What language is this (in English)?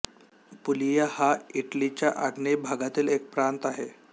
Marathi